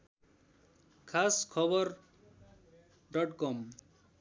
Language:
Nepali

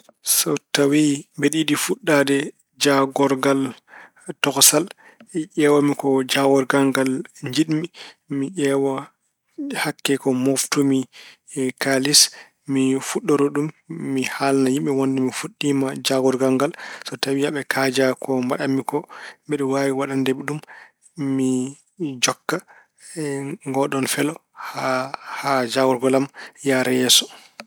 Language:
Fula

